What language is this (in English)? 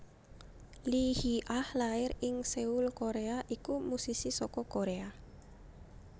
Javanese